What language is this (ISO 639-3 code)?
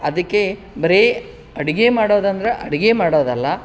kan